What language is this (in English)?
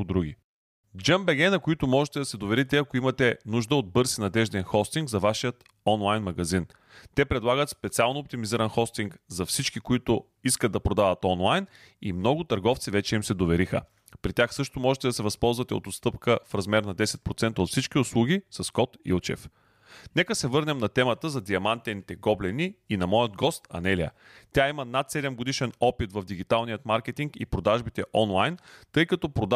Bulgarian